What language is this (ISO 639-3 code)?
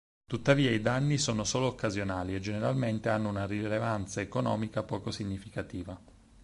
ita